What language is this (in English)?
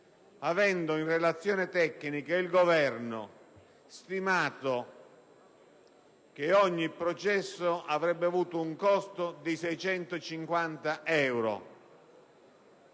Italian